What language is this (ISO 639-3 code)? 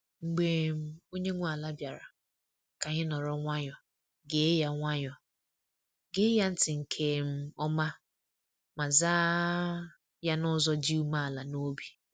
ibo